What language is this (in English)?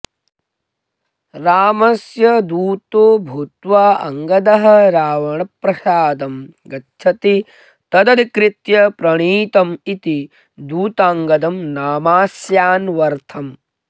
Sanskrit